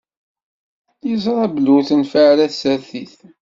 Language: Kabyle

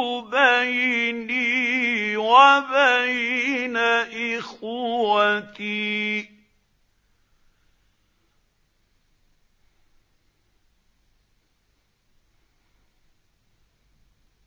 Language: Arabic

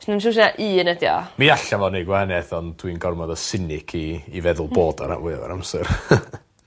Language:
Welsh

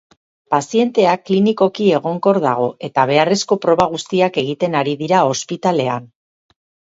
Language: Basque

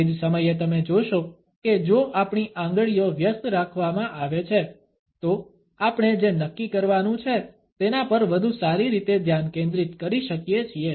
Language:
Gujarati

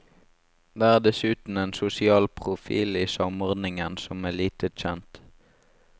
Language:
Norwegian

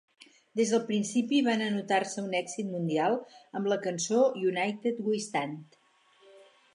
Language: Catalan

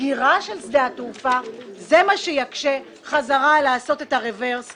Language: Hebrew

